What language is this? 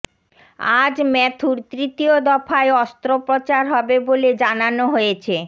Bangla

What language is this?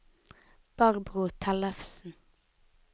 Norwegian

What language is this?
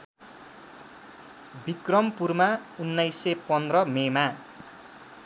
Nepali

